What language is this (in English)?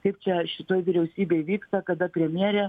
Lithuanian